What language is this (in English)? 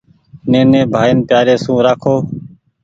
Goaria